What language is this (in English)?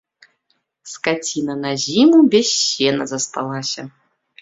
Belarusian